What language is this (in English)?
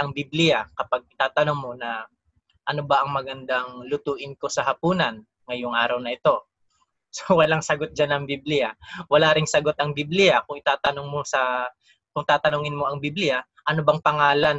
Filipino